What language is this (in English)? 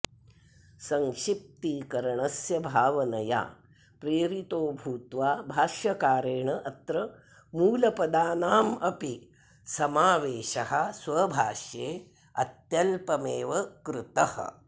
Sanskrit